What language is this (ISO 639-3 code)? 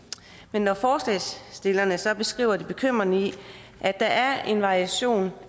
dan